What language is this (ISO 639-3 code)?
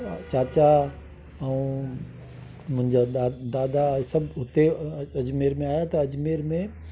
snd